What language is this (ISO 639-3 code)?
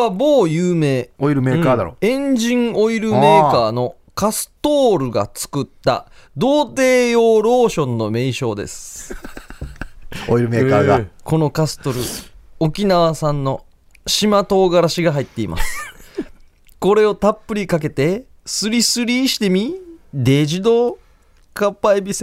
jpn